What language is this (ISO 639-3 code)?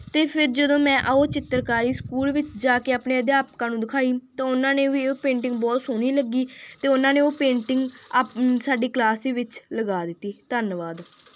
pan